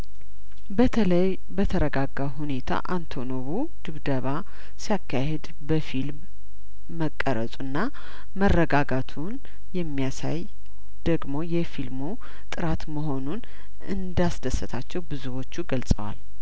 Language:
Amharic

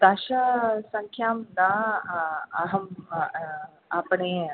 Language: Sanskrit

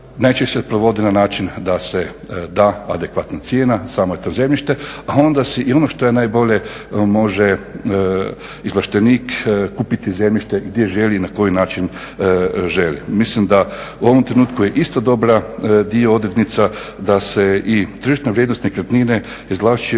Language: Croatian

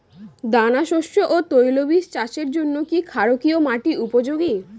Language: Bangla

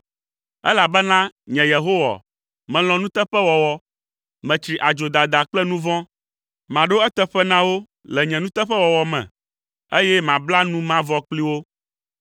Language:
Ewe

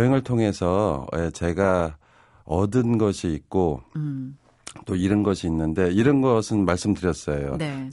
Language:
Korean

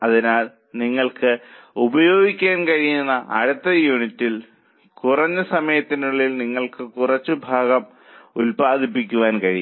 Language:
Malayalam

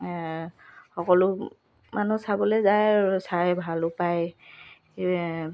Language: Assamese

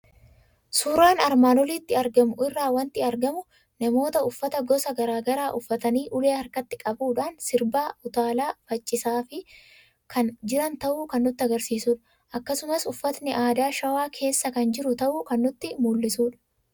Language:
Oromo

